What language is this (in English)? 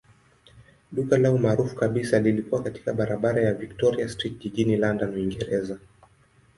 Swahili